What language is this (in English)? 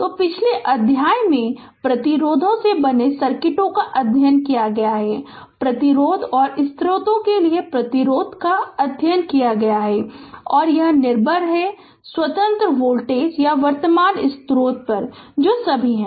Hindi